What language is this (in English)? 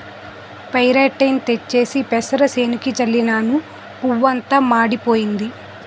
Telugu